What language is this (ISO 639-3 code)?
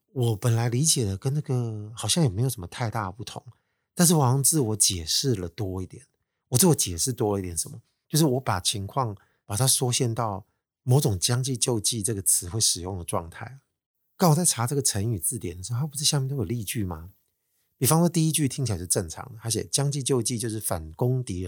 zho